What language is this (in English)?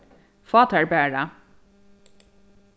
Faroese